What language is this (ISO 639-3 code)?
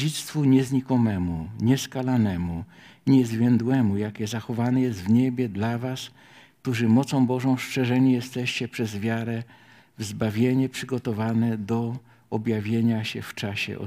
pol